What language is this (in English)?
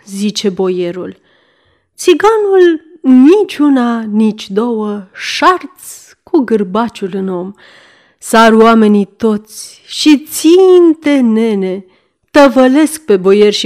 Romanian